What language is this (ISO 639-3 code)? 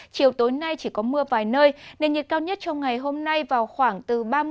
vie